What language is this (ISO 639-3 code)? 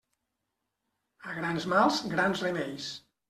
cat